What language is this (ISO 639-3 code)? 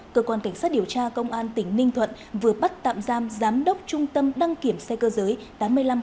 vie